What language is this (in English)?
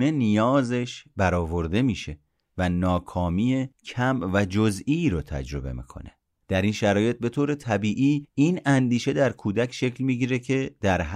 Persian